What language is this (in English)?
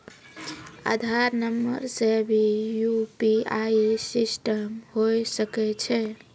Maithili